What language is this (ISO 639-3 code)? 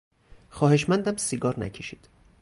fas